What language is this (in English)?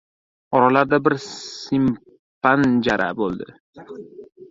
Uzbek